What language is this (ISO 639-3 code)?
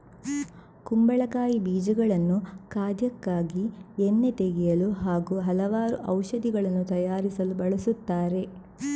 kan